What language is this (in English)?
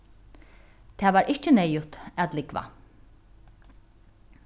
Faroese